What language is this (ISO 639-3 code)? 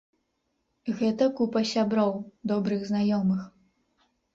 bel